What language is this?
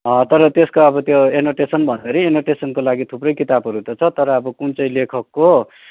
Nepali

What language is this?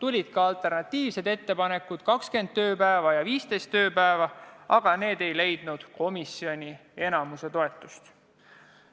Estonian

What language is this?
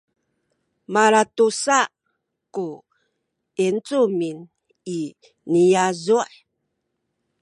Sakizaya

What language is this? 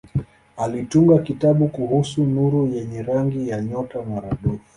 Swahili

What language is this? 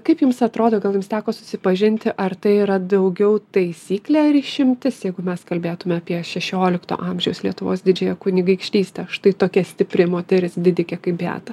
Lithuanian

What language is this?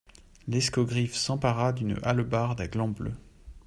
French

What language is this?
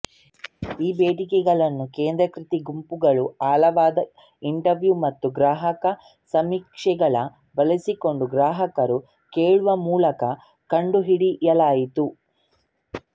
Kannada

